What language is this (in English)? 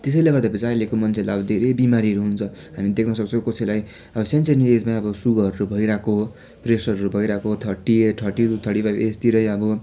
Nepali